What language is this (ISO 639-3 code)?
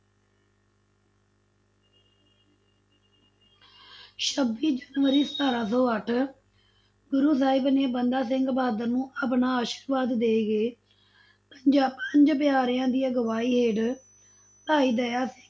pan